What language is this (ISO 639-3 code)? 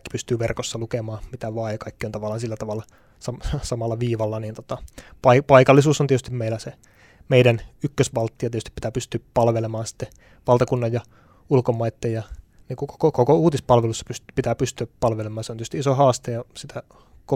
fin